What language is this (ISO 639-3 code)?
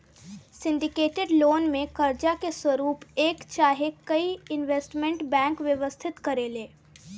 bho